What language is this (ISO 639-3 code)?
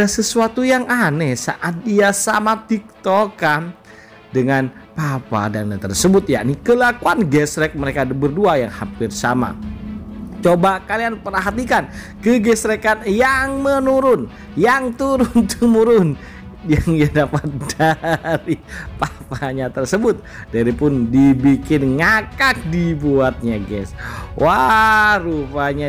ind